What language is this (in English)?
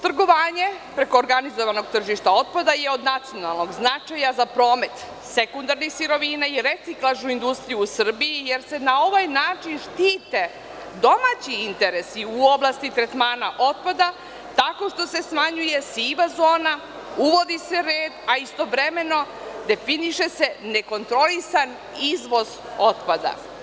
Serbian